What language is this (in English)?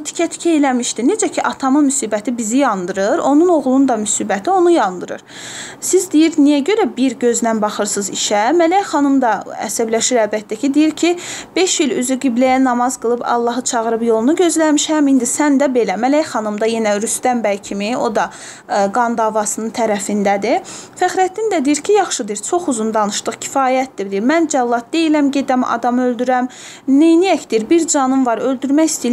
Turkish